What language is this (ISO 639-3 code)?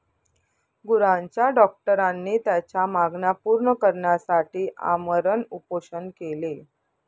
mar